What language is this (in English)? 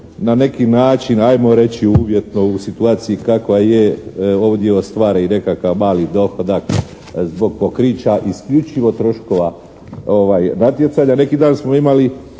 Croatian